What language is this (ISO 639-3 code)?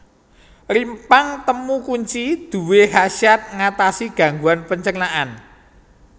jav